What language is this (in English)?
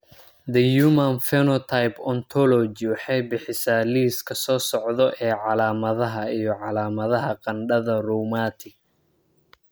Somali